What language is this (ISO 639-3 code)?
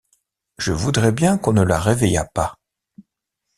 fra